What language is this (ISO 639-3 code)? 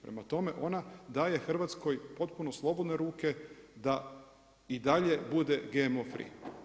hrv